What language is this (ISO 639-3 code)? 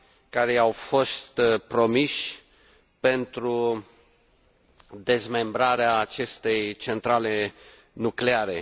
ron